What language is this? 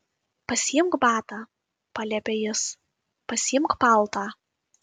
Lithuanian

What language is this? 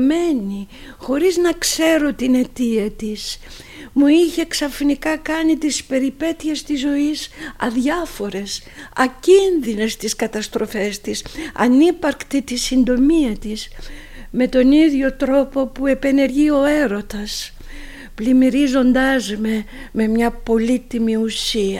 Greek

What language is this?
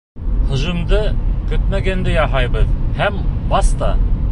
Bashkir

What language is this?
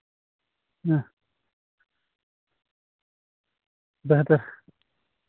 Kashmiri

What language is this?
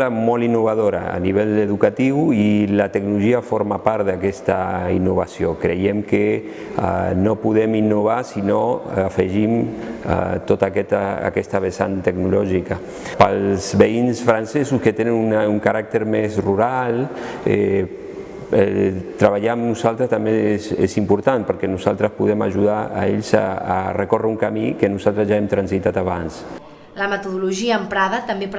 Spanish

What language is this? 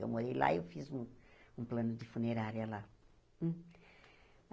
Portuguese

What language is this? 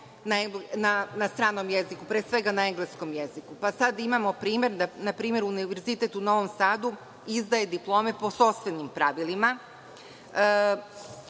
Serbian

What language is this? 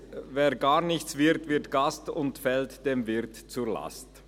Swiss German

